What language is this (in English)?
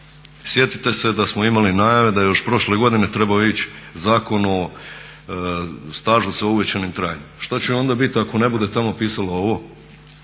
Croatian